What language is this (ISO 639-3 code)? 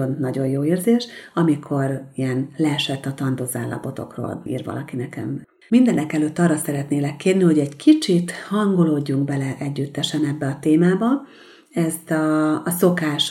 hun